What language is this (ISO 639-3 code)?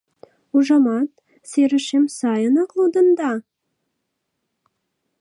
chm